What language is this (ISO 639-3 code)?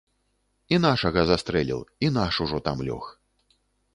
bel